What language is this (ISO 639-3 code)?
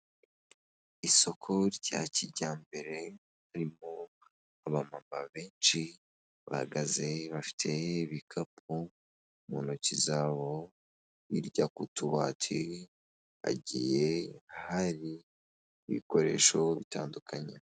kin